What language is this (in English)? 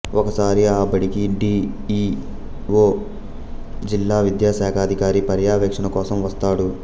Telugu